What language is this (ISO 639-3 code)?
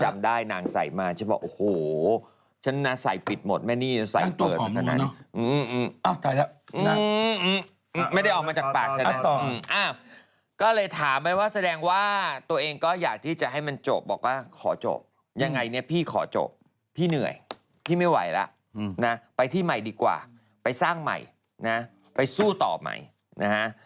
tha